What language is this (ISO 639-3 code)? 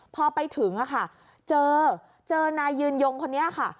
tha